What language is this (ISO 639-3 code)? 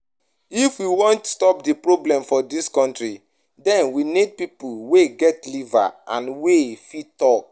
pcm